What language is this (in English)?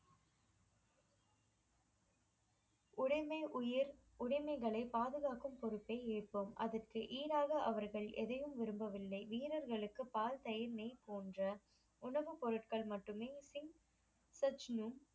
Tamil